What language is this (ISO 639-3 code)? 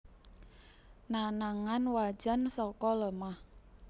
jav